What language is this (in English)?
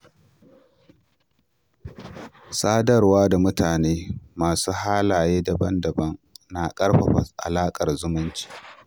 Hausa